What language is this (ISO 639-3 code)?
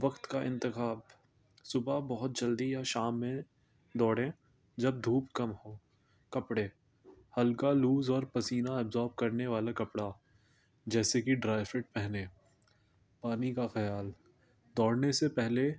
urd